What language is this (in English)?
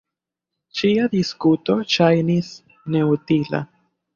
Esperanto